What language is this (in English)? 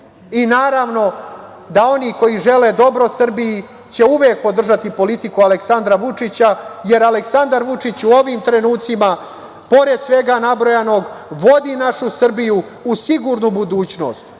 Serbian